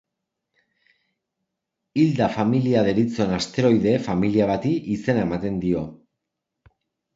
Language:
Basque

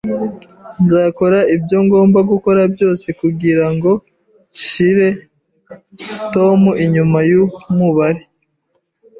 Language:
Kinyarwanda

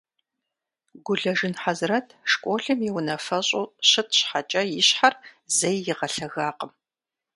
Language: Kabardian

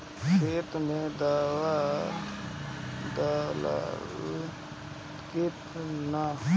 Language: Bhojpuri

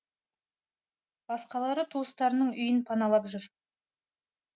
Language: Kazakh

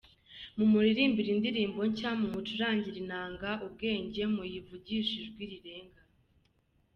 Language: Kinyarwanda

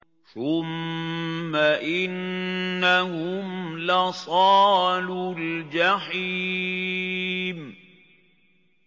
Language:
Arabic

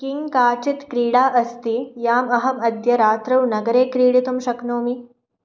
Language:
Sanskrit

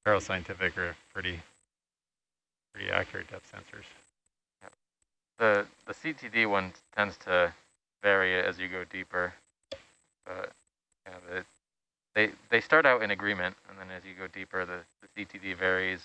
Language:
English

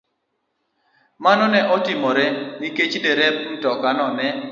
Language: Luo (Kenya and Tanzania)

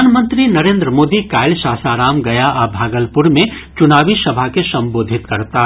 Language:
Maithili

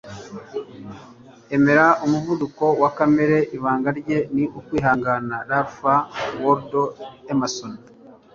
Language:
Kinyarwanda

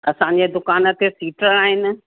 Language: Sindhi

